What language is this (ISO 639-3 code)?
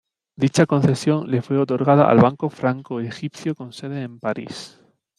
spa